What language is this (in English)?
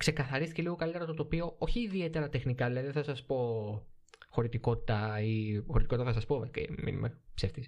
Greek